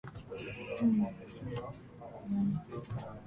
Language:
Japanese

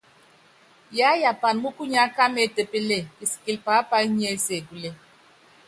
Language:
Yangben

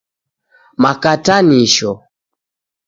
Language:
Taita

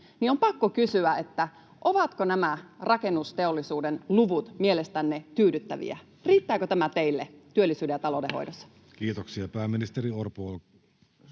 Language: Finnish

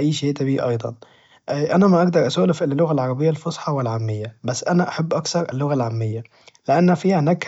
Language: Najdi Arabic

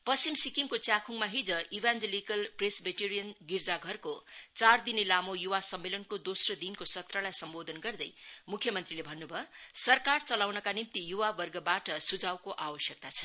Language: Nepali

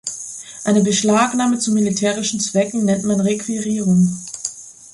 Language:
German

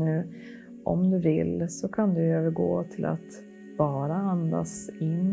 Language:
Swedish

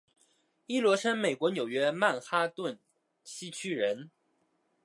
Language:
Chinese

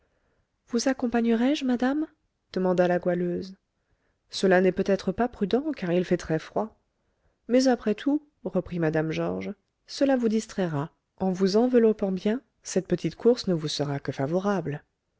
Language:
French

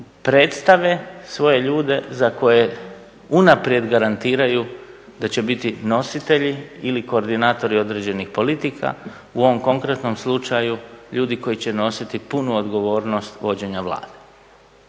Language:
Croatian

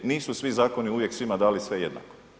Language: Croatian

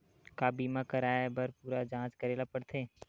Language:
Chhattisgarhi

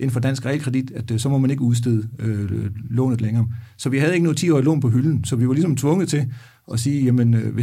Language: Danish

